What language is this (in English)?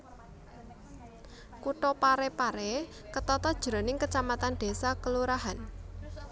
Javanese